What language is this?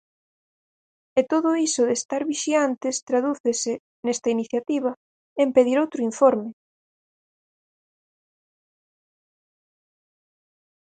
Galician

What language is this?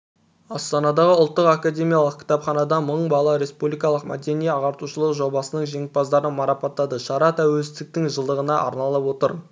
Kazakh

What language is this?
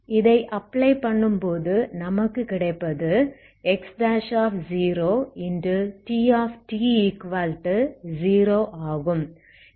Tamil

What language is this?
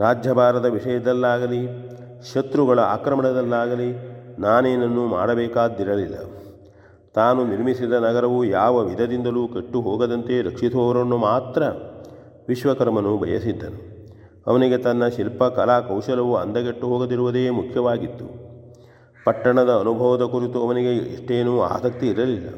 Kannada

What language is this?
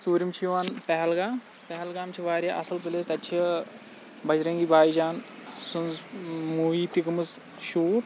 Kashmiri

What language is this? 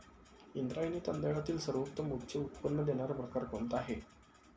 Marathi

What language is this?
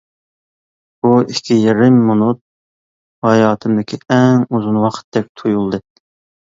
Uyghur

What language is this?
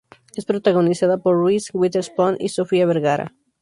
Spanish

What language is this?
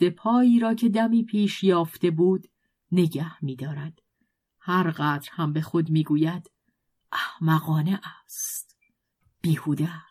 Persian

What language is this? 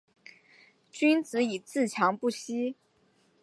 Chinese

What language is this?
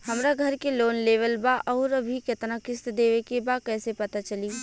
Bhojpuri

